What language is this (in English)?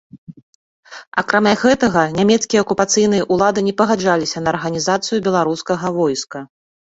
Belarusian